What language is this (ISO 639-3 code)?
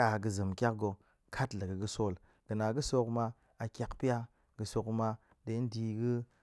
ank